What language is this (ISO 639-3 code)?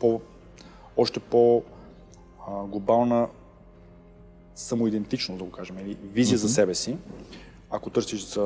eng